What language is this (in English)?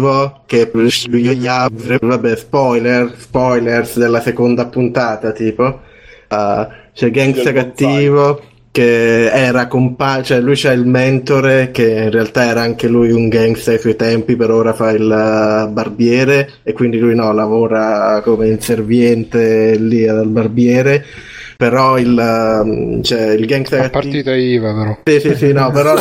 Italian